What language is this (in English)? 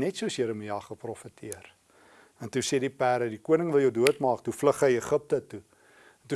Dutch